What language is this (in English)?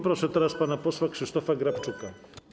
Polish